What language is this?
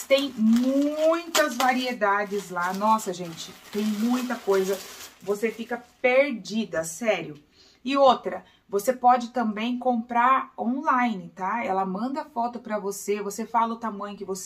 Portuguese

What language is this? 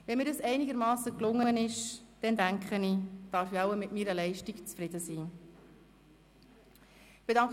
Swiss German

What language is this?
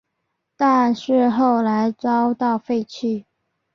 Chinese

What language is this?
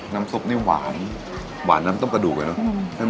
Thai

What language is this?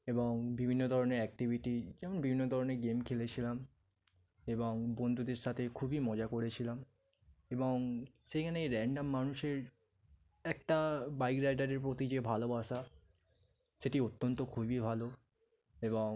Bangla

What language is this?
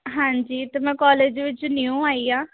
Punjabi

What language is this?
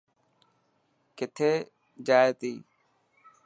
Dhatki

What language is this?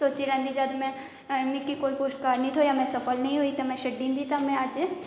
Dogri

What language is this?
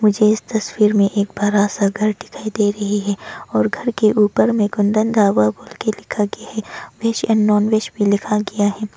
Hindi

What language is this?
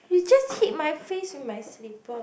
English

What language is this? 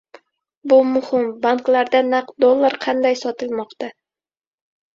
Uzbek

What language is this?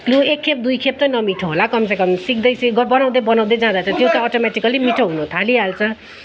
Nepali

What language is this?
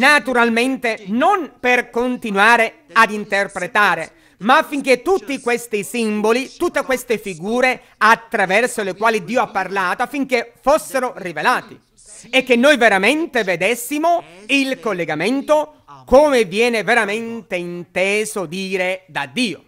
Italian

